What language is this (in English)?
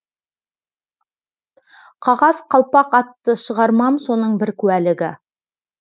Kazakh